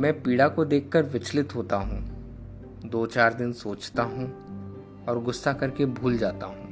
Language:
Hindi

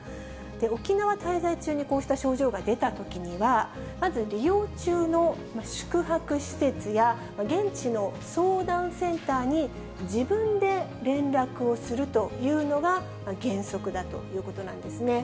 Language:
Japanese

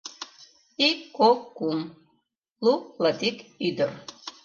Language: Mari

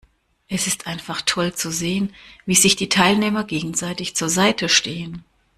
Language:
German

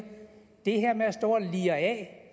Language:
Danish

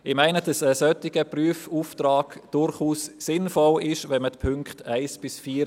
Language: Swiss German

